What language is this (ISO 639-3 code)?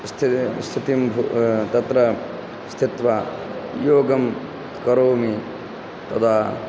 san